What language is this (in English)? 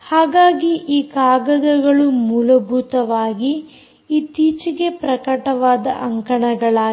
Kannada